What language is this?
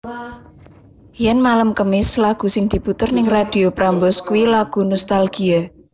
Javanese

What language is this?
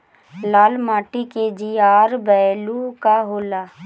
Bhojpuri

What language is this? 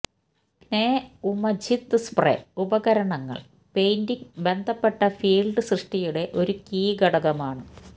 Malayalam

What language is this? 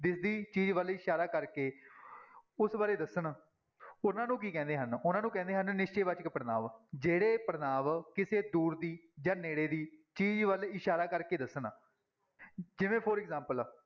Punjabi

